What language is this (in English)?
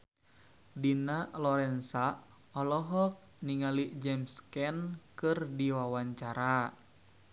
Sundanese